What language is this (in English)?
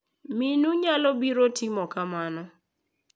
Luo (Kenya and Tanzania)